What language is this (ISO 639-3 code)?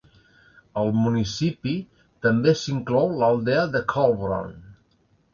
cat